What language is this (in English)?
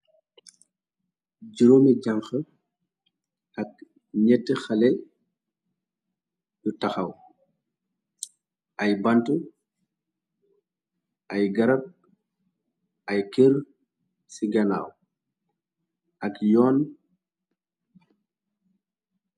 Wolof